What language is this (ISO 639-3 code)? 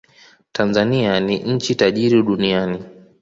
swa